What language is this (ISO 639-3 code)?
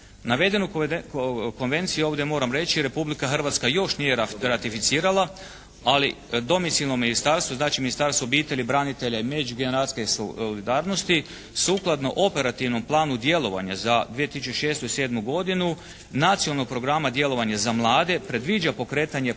hrv